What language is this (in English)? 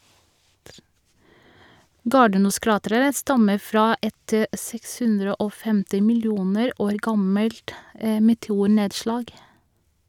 Norwegian